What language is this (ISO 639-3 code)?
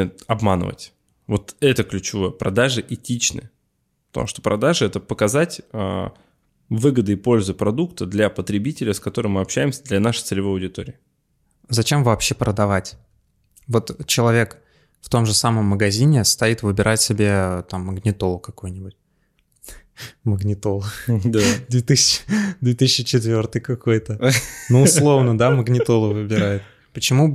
rus